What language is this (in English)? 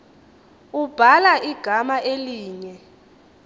Xhosa